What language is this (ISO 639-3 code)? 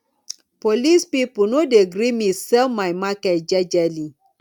pcm